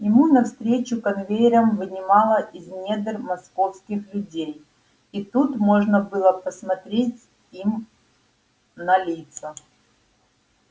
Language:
Russian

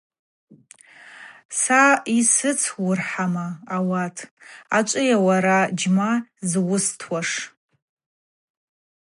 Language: Abaza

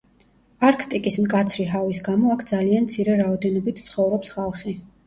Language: Georgian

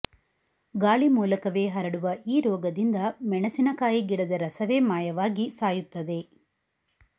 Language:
Kannada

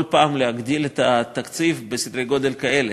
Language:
Hebrew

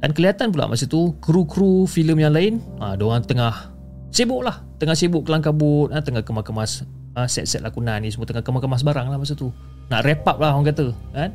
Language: Malay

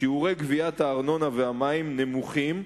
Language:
Hebrew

